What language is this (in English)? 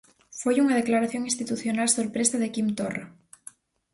Galician